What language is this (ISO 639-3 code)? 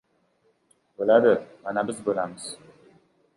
uzb